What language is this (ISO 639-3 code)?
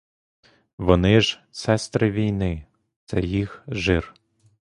ukr